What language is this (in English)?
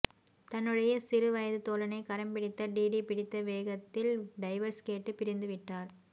Tamil